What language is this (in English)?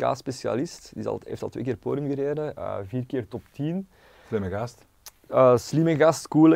Dutch